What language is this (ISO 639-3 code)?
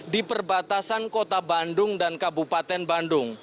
ind